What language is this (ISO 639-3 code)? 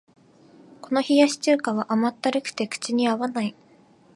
jpn